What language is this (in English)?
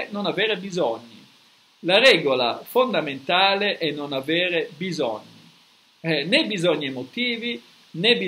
Italian